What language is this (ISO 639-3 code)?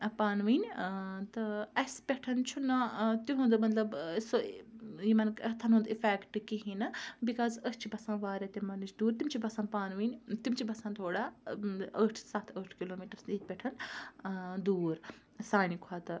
kas